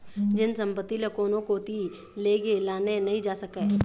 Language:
Chhattisgarhi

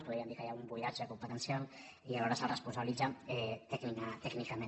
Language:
Catalan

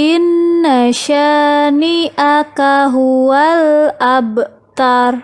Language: Indonesian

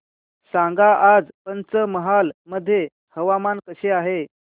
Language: Marathi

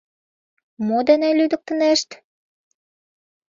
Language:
Mari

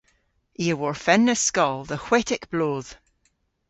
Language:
Cornish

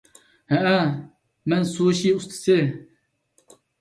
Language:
Uyghur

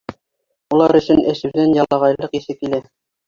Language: Bashkir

